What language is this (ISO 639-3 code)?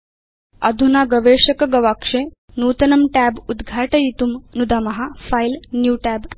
san